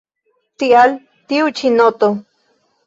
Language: Esperanto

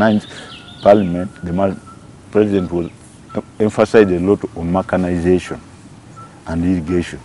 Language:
English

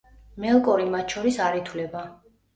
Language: Georgian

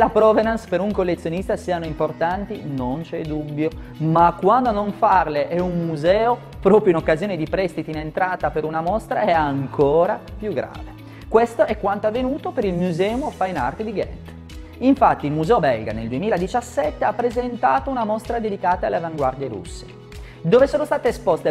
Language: Italian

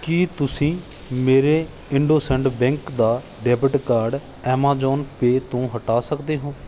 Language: Punjabi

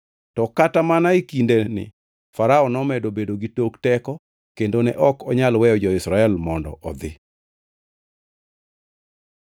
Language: Luo (Kenya and Tanzania)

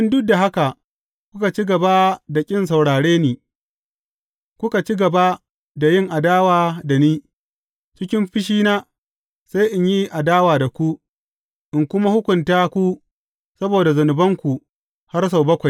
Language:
Hausa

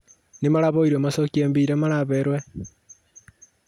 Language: Kikuyu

